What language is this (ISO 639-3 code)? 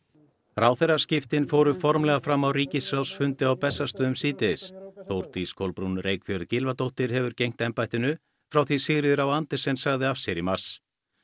isl